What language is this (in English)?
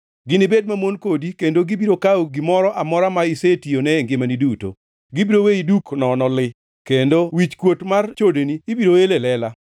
Luo (Kenya and Tanzania)